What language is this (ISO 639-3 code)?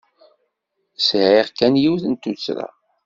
kab